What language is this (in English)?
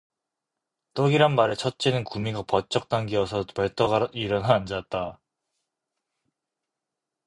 Korean